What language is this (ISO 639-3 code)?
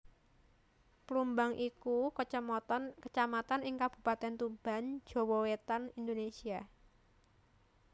jav